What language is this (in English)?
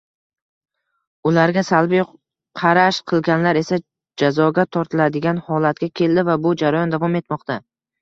Uzbek